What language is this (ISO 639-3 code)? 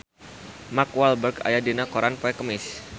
sun